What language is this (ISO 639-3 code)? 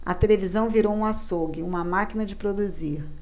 por